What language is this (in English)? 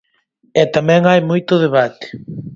Galician